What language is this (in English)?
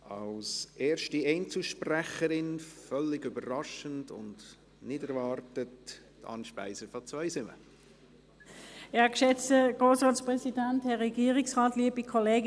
Swiss German